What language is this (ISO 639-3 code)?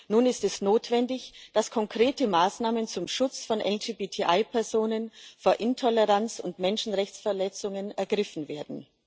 deu